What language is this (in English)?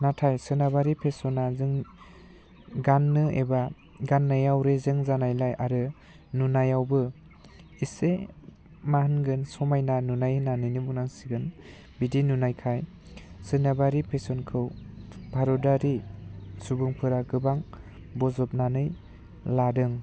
Bodo